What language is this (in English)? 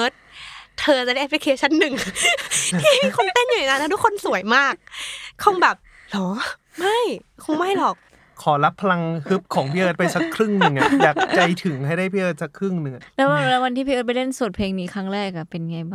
Thai